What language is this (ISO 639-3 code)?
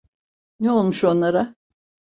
tur